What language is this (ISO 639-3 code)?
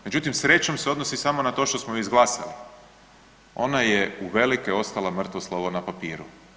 hrv